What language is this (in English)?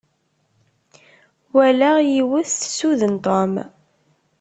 Kabyle